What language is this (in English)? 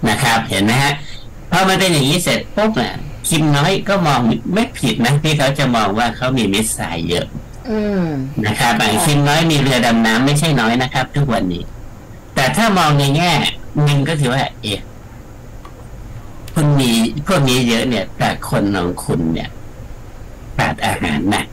Thai